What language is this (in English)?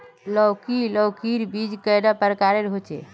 Magahi